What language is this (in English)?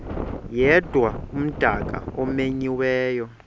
Xhosa